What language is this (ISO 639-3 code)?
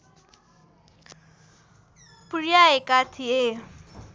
nep